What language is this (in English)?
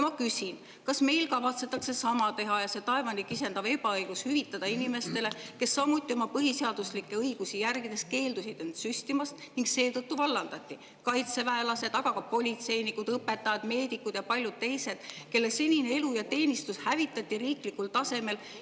Estonian